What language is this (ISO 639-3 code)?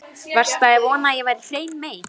isl